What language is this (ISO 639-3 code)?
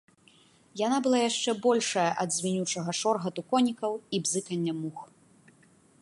bel